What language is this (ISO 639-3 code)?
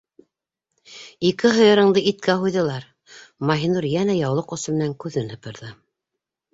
bak